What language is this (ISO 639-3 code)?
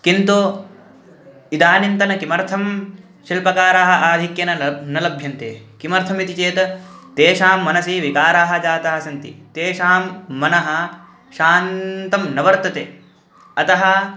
san